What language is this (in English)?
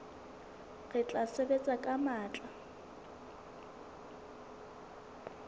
Southern Sotho